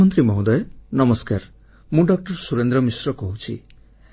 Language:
Odia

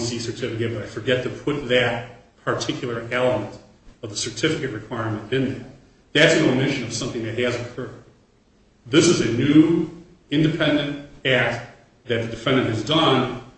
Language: English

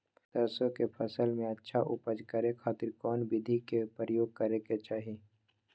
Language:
Magahi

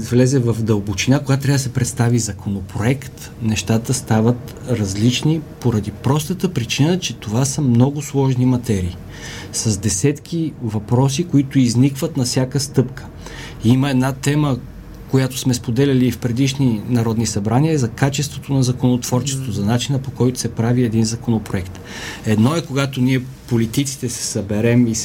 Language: Bulgarian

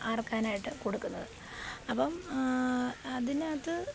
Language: Malayalam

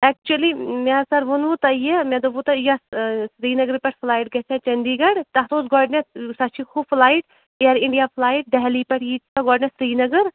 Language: Kashmiri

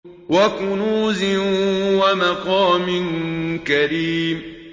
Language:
Arabic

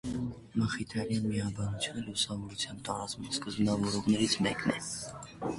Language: Armenian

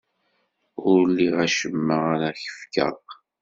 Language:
Kabyle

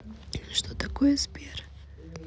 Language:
Russian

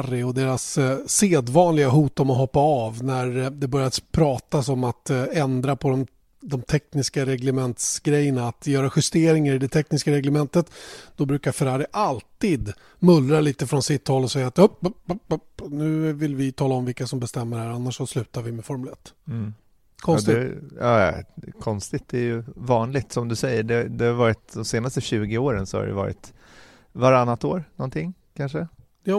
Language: Swedish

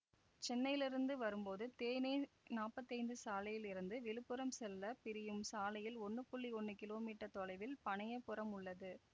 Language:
Tamil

